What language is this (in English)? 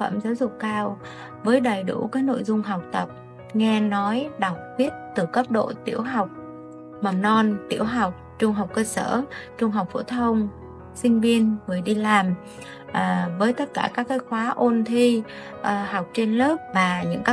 Vietnamese